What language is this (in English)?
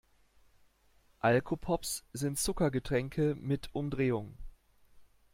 German